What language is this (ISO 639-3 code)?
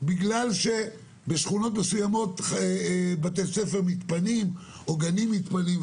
heb